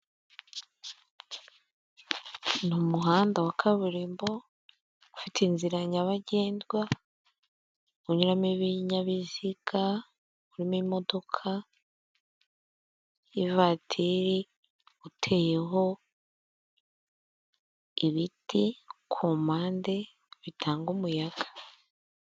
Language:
Kinyarwanda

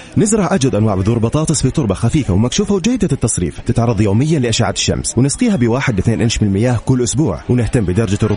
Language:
Arabic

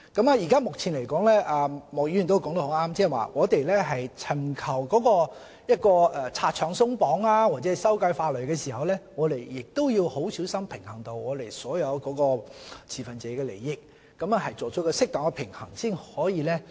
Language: Cantonese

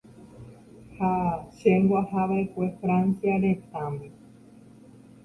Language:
Guarani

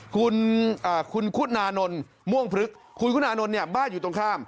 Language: Thai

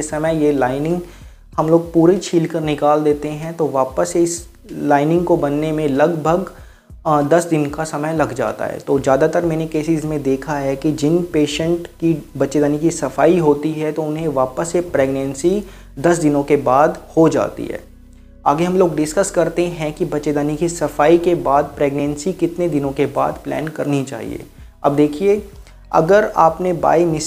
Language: Hindi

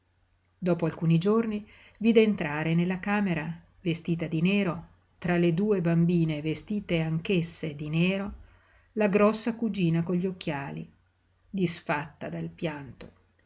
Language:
Italian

